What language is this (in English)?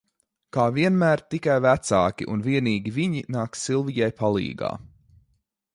Latvian